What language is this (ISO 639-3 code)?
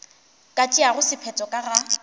nso